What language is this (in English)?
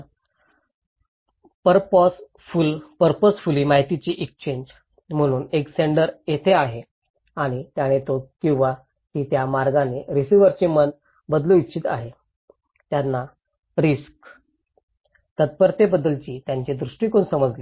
Marathi